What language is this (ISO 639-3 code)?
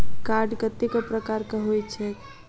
mai